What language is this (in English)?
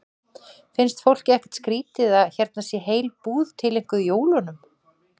Icelandic